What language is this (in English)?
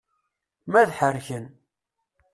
Kabyle